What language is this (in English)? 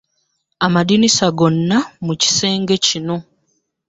Ganda